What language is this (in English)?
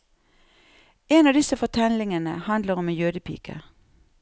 Norwegian